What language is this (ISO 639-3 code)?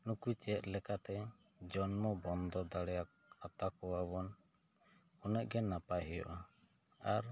sat